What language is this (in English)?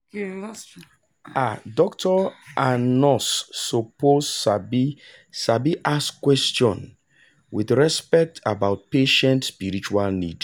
Nigerian Pidgin